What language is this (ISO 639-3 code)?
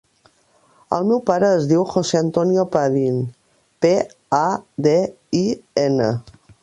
cat